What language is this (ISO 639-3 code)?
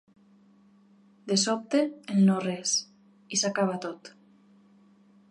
cat